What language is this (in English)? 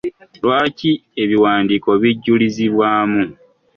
Ganda